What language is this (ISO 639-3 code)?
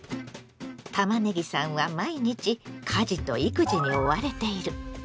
jpn